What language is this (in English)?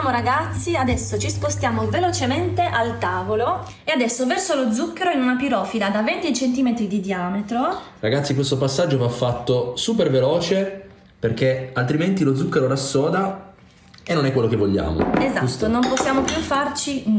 Italian